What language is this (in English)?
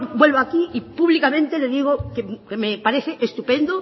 Spanish